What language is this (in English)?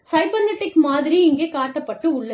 Tamil